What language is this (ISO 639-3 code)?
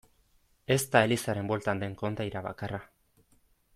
eus